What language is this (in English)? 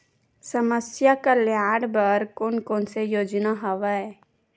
Chhattisgarhi